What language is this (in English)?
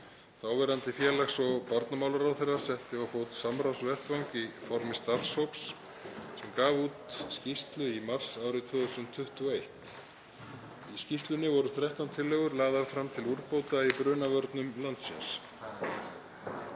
Icelandic